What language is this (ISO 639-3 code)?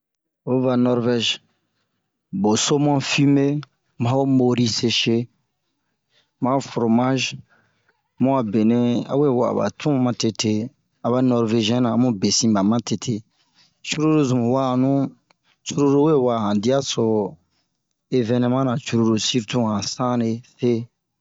bmq